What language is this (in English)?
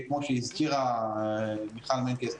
Hebrew